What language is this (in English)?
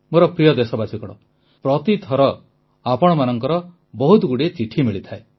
Odia